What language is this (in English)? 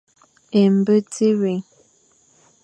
Fang